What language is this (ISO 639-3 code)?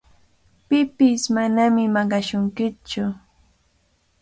qvl